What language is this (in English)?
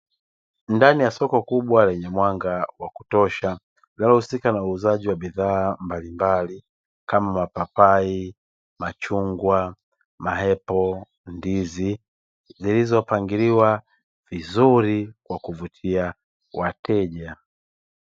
Swahili